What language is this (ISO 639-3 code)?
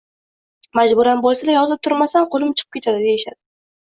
uzb